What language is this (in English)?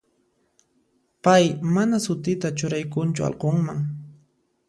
Puno Quechua